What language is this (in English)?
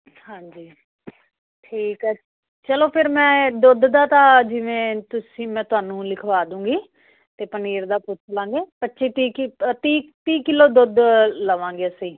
Punjabi